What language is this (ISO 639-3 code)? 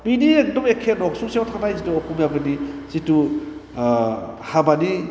brx